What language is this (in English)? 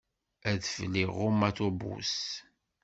Kabyle